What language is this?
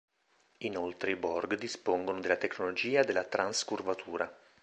Italian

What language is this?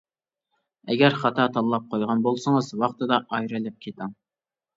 Uyghur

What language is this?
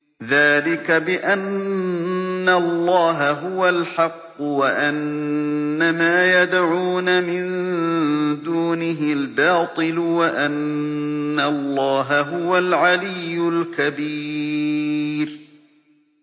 Arabic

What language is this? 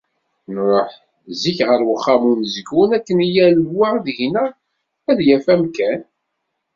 Kabyle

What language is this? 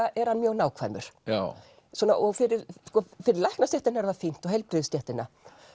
Icelandic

